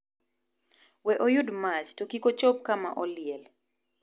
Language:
Luo (Kenya and Tanzania)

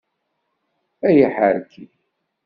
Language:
Kabyle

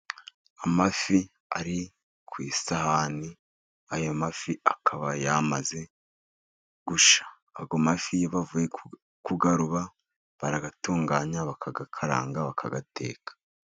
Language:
Kinyarwanda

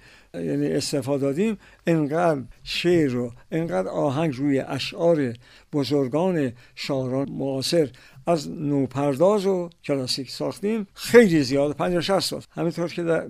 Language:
Persian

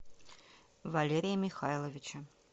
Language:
Russian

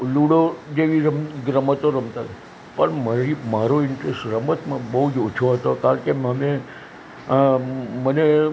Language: Gujarati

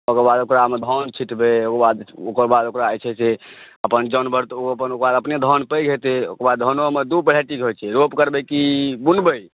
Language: Maithili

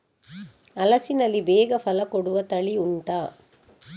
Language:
Kannada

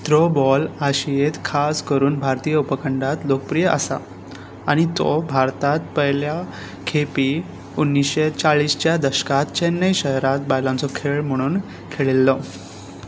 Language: Konkani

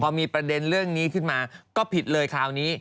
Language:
Thai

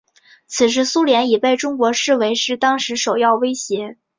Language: Chinese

